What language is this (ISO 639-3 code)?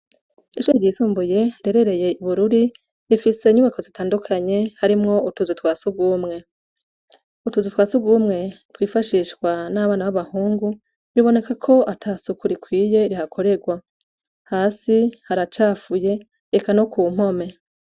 run